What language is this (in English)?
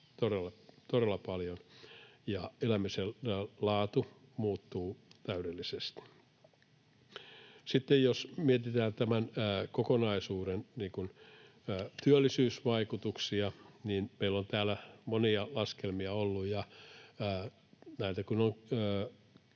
Finnish